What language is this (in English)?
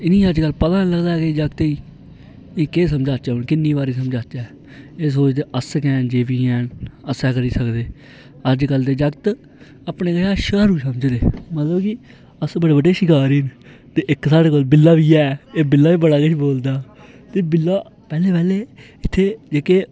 Dogri